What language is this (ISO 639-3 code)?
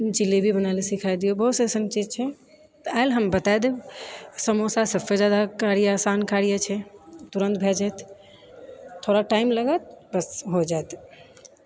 mai